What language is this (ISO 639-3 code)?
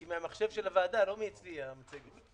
heb